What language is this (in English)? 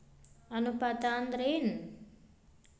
Kannada